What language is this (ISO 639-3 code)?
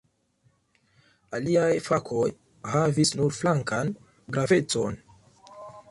epo